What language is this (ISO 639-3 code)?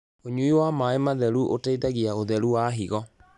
kik